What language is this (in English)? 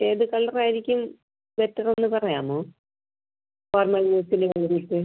Malayalam